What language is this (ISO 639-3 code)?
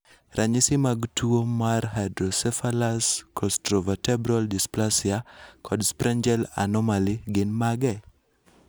luo